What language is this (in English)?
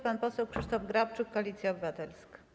Polish